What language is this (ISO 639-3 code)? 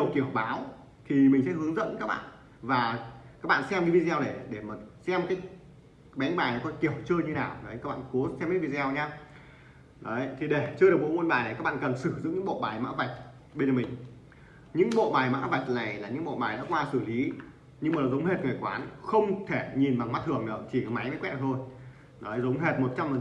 vie